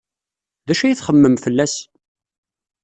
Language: Kabyle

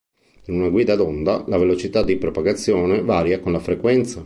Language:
Italian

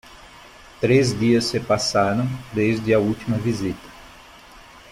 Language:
Portuguese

